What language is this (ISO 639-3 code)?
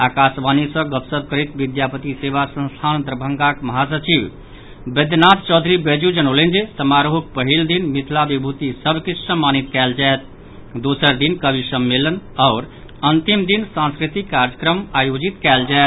mai